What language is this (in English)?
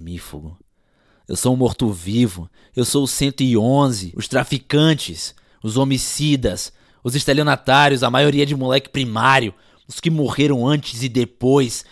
Portuguese